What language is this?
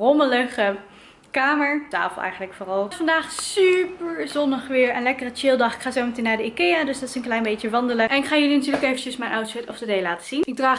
Dutch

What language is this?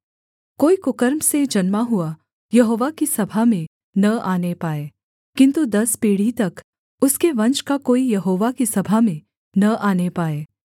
Hindi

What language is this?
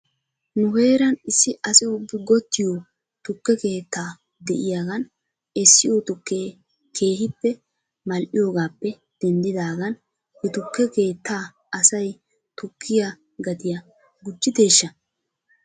Wolaytta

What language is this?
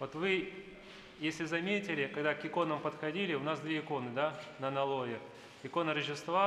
Russian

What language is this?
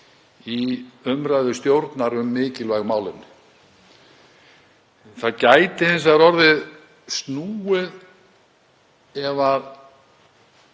Icelandic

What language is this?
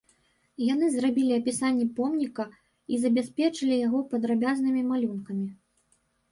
Belarusian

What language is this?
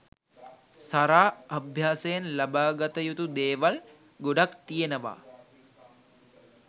Sinhala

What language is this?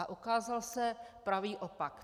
Czech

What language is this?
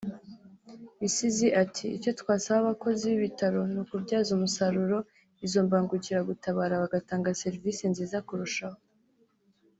Kinyarwanda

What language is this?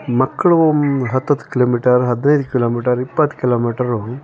Kannada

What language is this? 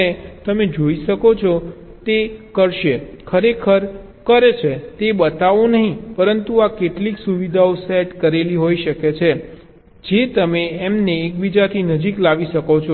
Gujarati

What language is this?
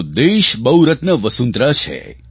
Gujarati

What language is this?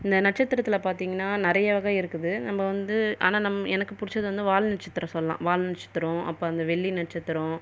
Tamil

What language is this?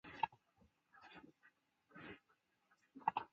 Chinese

